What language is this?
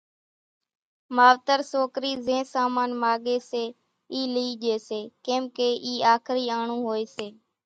Kachi Koli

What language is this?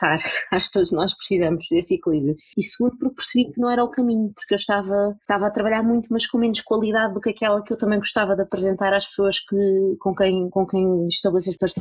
Portuguese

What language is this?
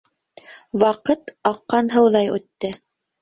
Bashkir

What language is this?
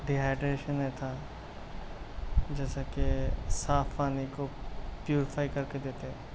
Urdu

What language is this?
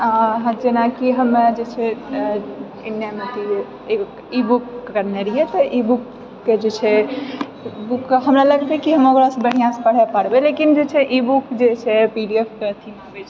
Maithili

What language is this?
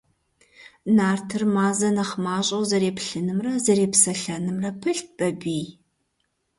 Kabardian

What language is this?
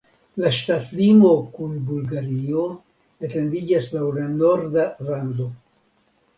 Esperanto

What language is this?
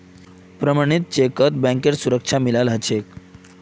Magahi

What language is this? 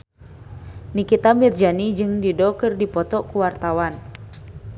Sundanese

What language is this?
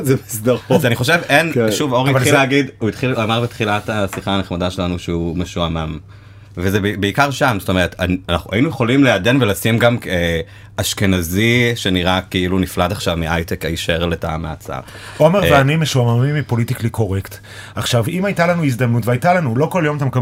Hebrew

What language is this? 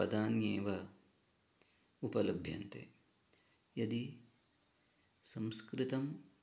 Sanskrit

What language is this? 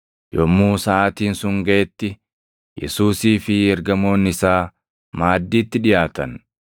Oromo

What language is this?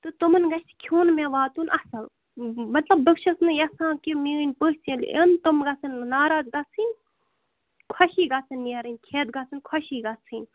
Kashmiri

